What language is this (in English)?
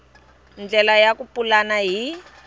Tsonga